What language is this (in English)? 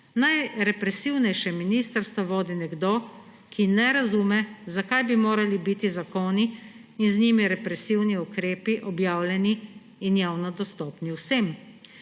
Slovenian